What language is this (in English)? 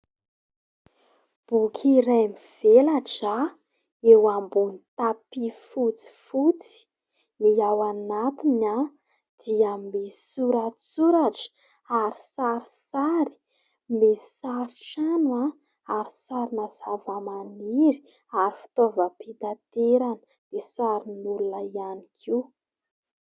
Malagasy